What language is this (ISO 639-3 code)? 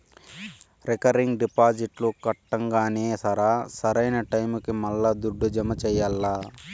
tel